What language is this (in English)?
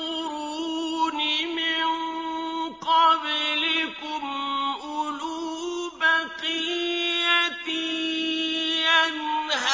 Arabic